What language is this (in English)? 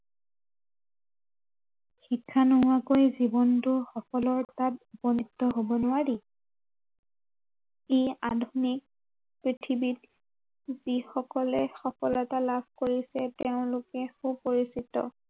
Assamese